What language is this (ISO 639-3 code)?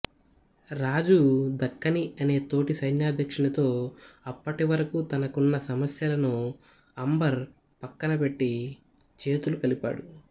tel